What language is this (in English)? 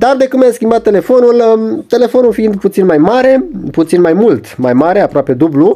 Romanian